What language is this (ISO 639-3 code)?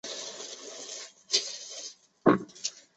zho